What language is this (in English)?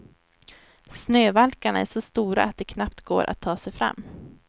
Swedish